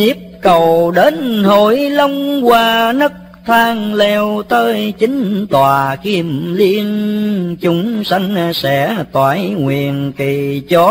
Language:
Vietnamese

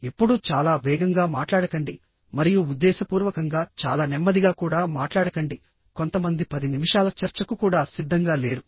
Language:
Telugu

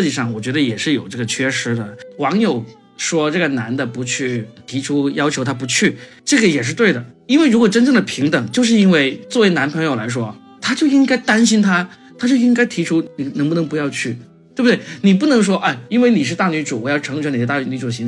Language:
Chinese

